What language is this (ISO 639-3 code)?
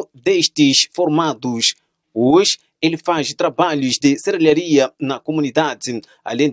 por